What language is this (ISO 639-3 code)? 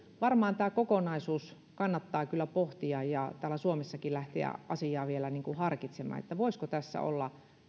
fin